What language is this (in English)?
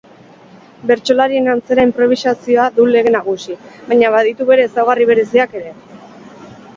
Basque